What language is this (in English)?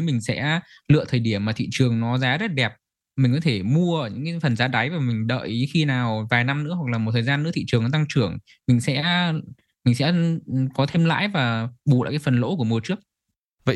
Vietnamese